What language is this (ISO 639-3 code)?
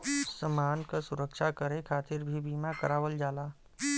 bho